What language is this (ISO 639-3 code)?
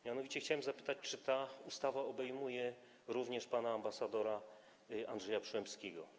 pol